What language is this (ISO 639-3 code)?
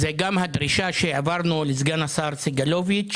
heb